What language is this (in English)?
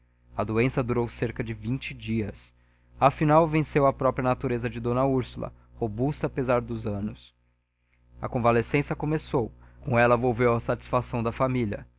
Portuguese